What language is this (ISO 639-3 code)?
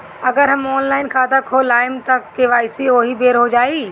bho